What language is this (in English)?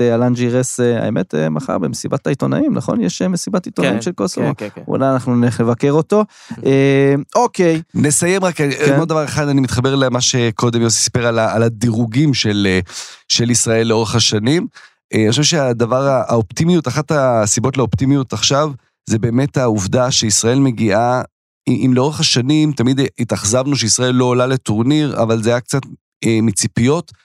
Hebrew